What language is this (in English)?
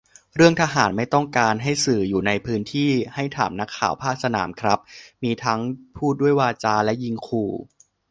Thai